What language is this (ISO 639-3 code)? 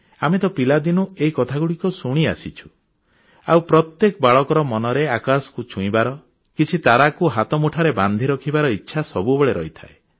ori